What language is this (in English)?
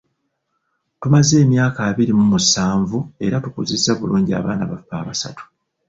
Ganda